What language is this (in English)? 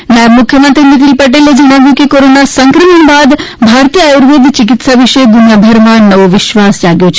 Gujarati